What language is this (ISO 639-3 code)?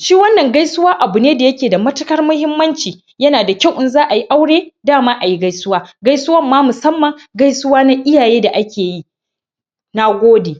hau